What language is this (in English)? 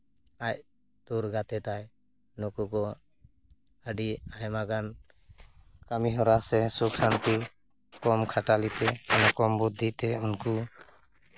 Santali